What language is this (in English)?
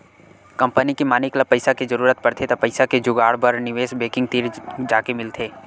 Chhattisgarhi